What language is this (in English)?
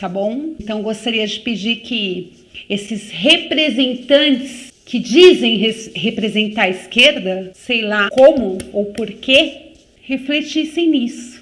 Portuguese